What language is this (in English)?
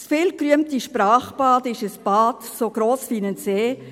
Swiss German